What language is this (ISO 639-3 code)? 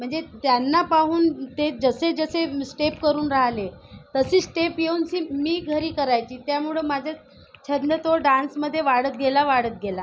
mar